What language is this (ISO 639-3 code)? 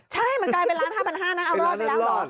tha